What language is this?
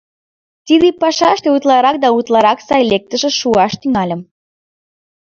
Mari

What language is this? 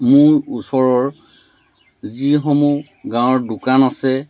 Assamese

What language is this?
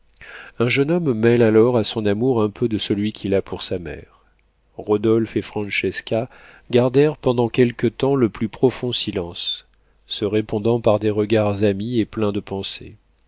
French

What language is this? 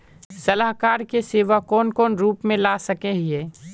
Magahi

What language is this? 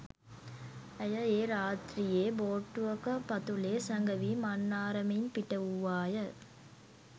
Sinhala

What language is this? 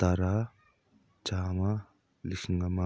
Manipuri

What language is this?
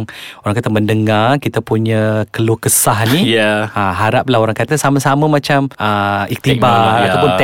Malay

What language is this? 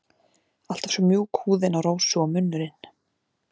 Icelandic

